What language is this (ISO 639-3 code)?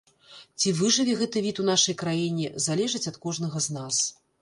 bel